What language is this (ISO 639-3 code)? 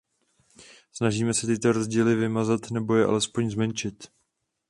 ces